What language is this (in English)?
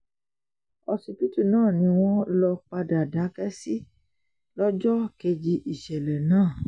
Yoruba